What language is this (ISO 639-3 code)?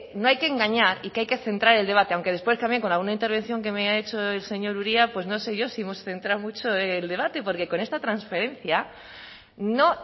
spa